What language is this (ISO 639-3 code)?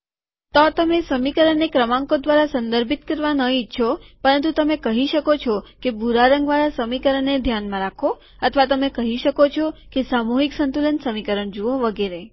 guj